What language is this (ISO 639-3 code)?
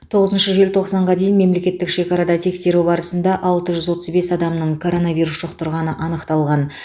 kaz